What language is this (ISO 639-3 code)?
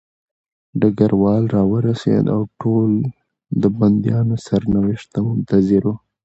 pus